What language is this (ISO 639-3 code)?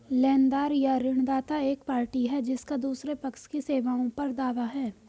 hin